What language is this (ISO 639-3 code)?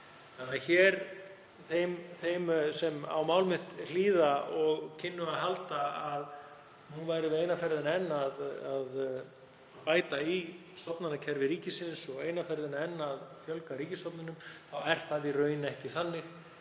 isl